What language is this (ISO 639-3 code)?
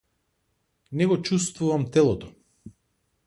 mkd